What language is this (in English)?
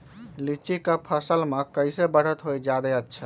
Magahi